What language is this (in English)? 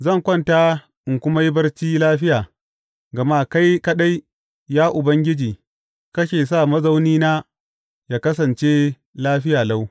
Hausa